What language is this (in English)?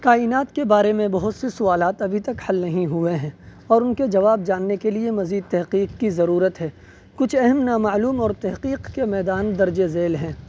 Urdu